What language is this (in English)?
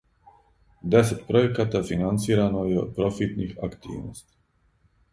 Serbian